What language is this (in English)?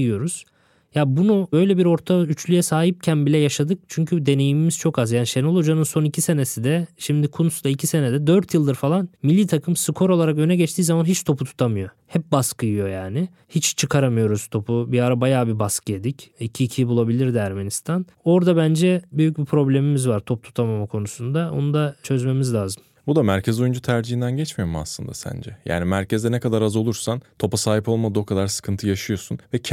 Turkish